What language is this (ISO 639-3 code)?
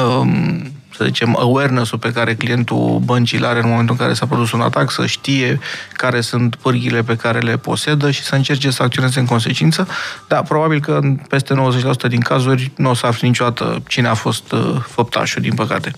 ron